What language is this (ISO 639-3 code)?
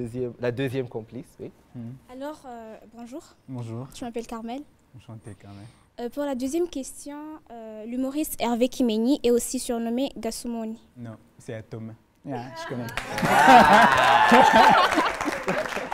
fra